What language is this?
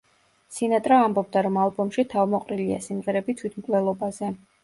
Georgian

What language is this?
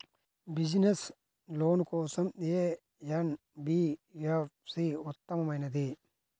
Telugu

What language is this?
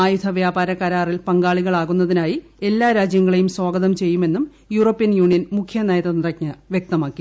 Malayalam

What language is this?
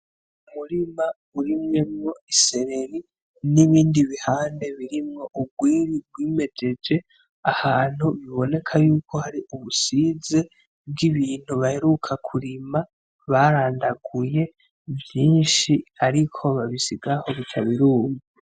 Rundi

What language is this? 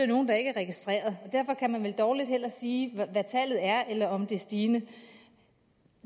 Danish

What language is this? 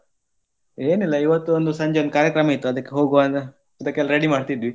Kannada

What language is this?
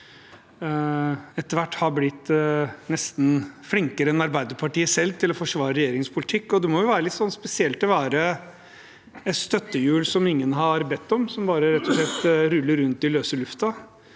Norwegian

